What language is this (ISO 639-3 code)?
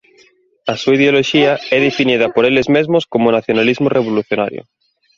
glg